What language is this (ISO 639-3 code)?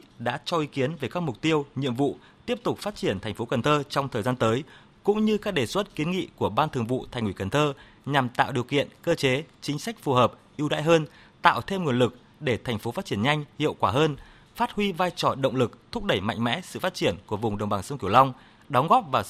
vie